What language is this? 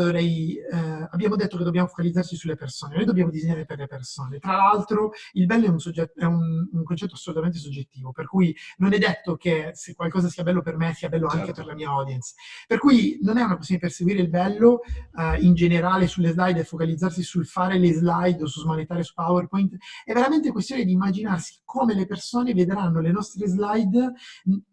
Italian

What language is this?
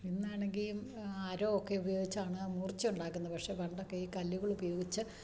Malayalam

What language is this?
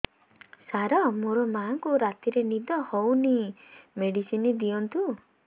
Odia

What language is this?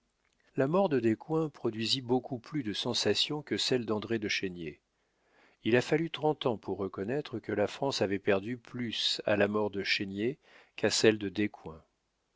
French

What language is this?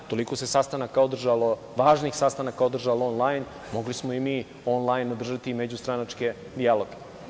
Serbian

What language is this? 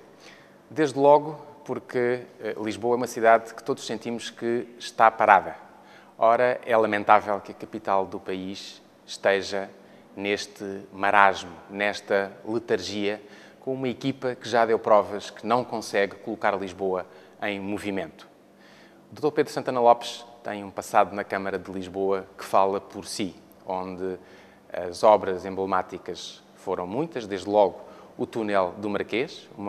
Portuguese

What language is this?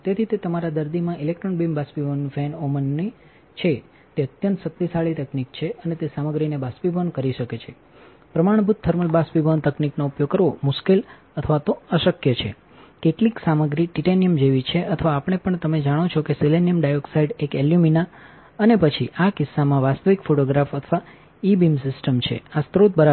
Gujarati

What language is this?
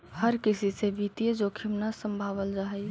Magahi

